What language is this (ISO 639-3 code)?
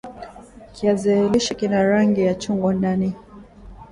swa